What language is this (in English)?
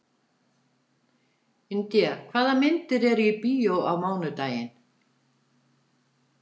Icelandic